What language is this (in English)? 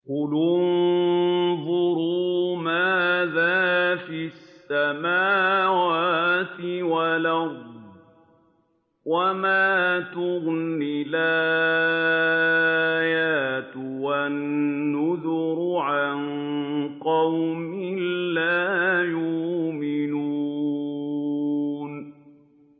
Arabic